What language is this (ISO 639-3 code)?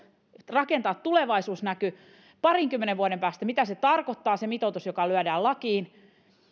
fin